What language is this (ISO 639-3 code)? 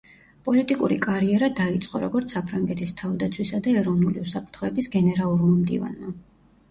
kat